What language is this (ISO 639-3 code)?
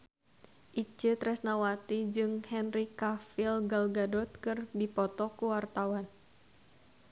sun